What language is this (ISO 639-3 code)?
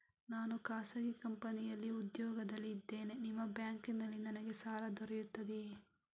kan